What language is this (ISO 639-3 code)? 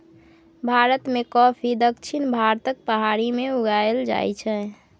mai